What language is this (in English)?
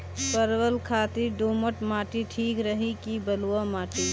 Bhojpuri